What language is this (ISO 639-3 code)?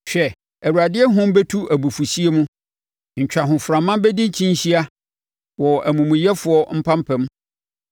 aka